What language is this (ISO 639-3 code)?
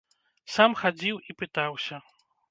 bel